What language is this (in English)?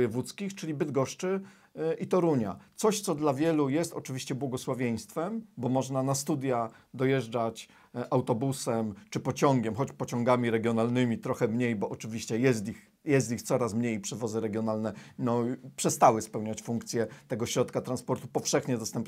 Polish